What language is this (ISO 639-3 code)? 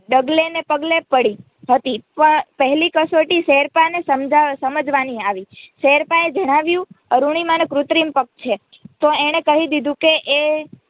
guj